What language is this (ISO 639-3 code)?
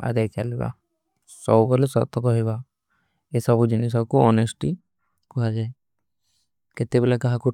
uki